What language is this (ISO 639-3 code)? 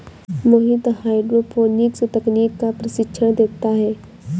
hin